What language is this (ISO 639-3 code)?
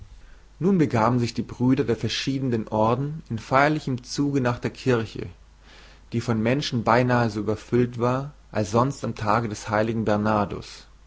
deu